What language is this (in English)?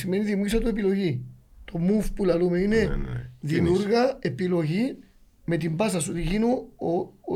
Greek